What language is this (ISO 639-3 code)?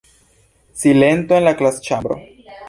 epo